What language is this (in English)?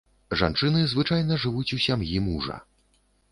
Belarusian